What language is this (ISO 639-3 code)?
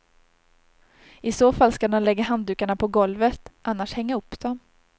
swe